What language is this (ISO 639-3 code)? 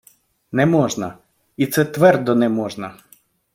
ukr